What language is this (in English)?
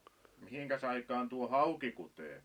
Finnish